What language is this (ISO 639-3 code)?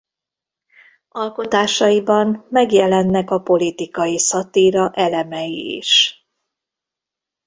hun